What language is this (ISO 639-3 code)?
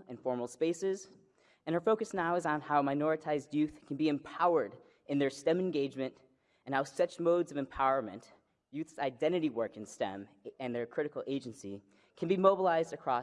eng